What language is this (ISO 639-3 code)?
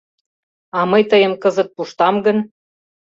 chm